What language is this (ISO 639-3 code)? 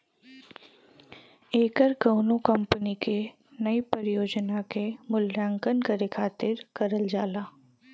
bho